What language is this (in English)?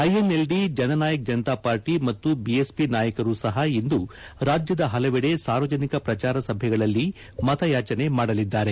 Kannada